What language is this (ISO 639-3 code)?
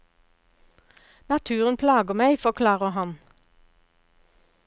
nor